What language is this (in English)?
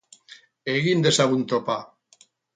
Basque